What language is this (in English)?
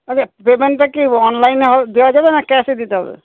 Bangla